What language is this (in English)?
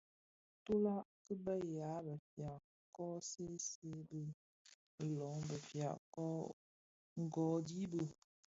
Bafia